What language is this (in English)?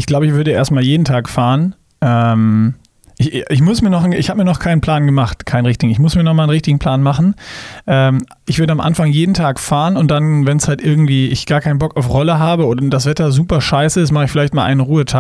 German